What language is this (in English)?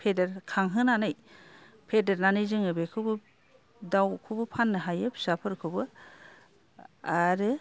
Bodo